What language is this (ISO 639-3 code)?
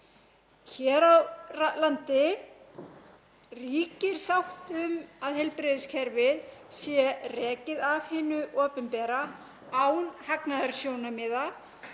isl